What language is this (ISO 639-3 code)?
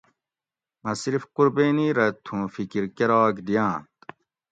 gwc